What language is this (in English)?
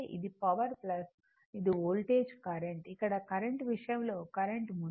Telugu